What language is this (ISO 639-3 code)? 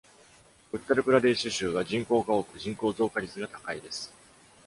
jpn